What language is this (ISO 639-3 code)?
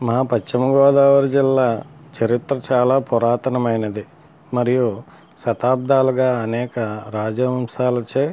tel